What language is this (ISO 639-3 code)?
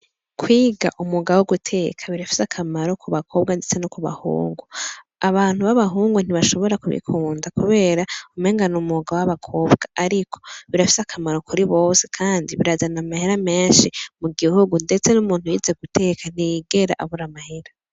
run